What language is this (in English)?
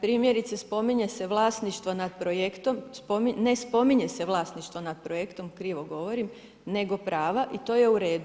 Croatian